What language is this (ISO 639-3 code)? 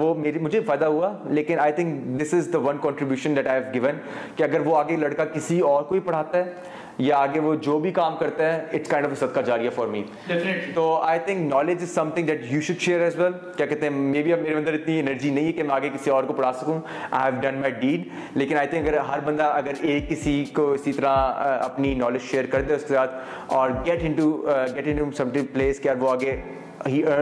urd